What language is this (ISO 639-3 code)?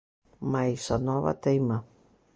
glg